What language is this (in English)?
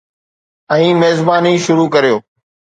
Sindhi